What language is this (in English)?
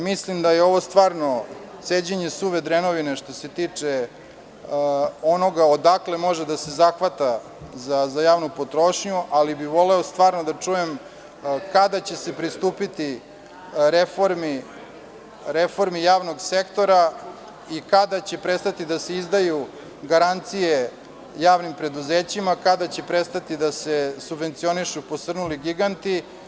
Serbian